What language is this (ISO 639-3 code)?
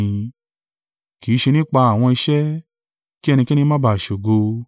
yor